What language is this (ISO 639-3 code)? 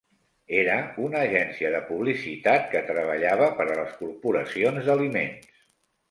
cat